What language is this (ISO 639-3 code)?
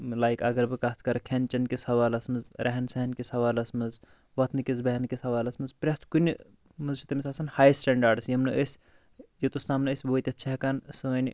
kas